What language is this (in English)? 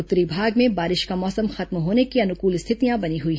Hindi